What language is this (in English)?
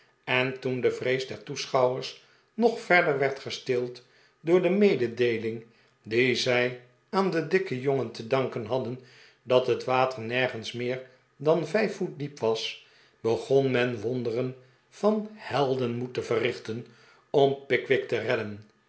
Dutch